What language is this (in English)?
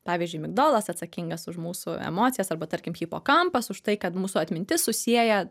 Lithuanian